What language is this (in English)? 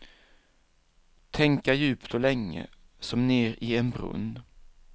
Swedish